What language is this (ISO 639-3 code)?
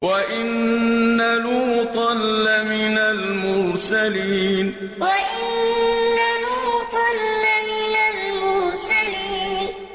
ara